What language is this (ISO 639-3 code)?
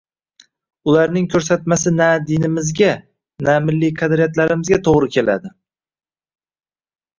uzb